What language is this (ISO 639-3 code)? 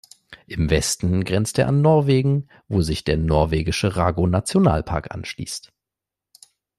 deu